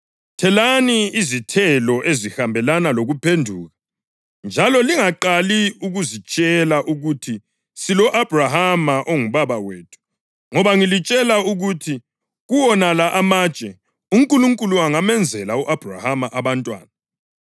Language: North Ndebele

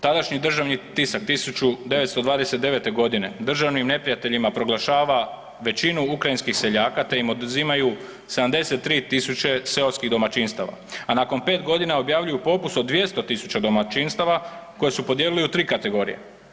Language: Croatian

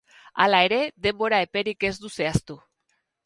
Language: Basque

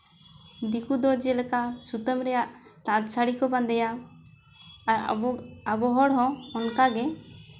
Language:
Santali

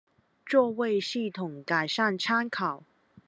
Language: Chinese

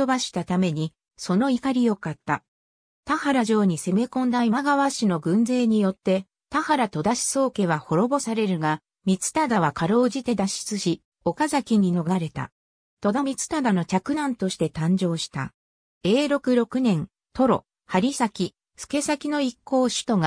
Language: Japanese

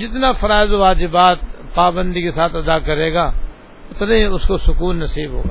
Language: Urdu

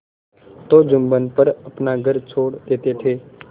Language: Hindi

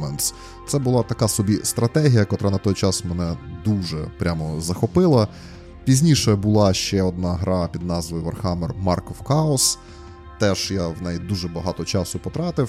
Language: Ukrainian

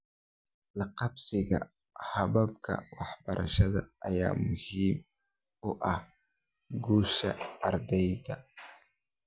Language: Somali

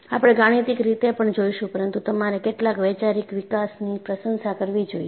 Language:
Gujarati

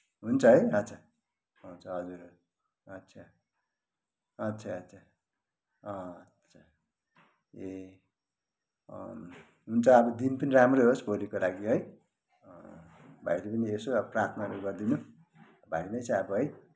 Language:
Nepali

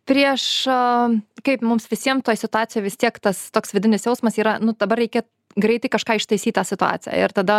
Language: Lithuanian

